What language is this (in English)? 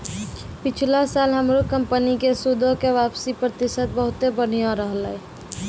Maithili